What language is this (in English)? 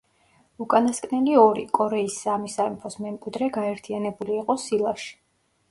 Georgian